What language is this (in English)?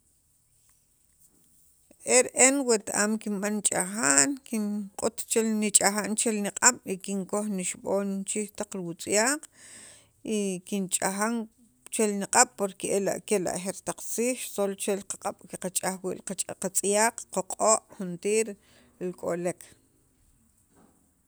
Sacapulteco